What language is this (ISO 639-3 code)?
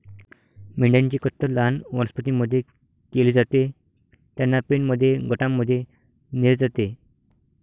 mar